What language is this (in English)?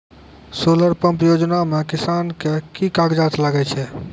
Maithili